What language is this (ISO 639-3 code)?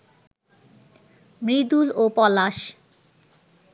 ben